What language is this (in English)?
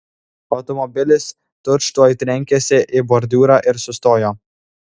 Lithuanian